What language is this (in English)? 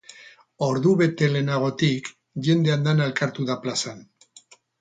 Basque